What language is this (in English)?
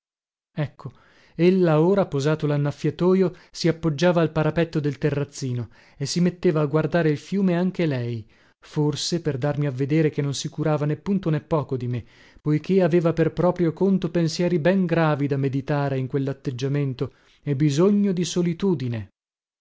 Italian